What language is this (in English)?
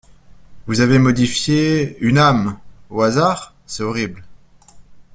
French